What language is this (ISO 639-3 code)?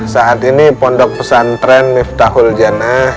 ind